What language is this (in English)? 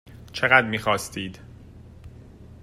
Persian